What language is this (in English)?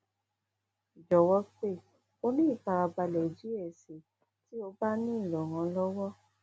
Yoruba